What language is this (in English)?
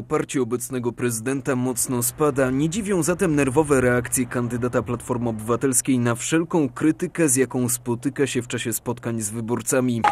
Polish